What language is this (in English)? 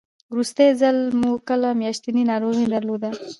Pashto